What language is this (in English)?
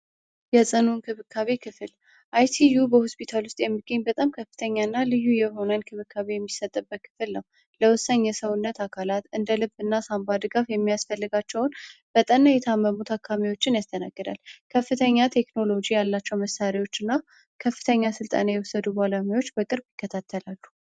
Amharic